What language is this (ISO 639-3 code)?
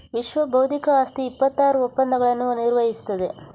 kan